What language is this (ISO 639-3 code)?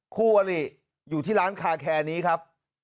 tha